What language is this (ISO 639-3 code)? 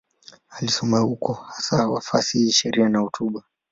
swa